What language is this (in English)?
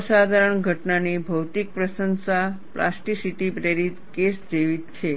Gujarati